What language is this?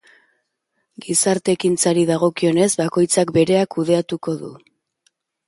Basque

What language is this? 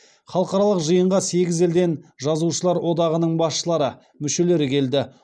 Kazakh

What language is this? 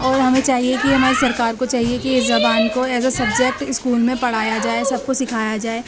Urdu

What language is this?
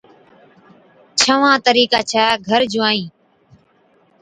Od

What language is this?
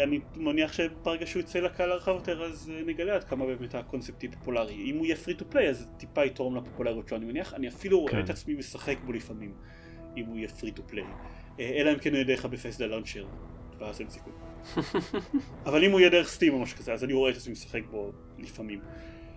Hebrew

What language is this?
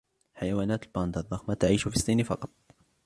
Arabic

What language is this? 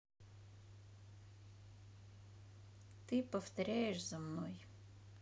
Russian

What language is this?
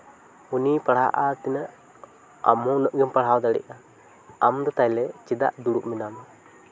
Santali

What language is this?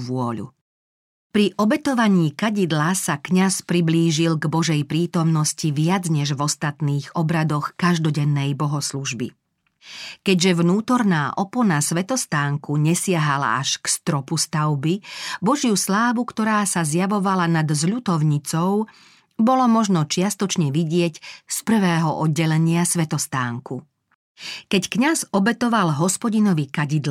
Slovak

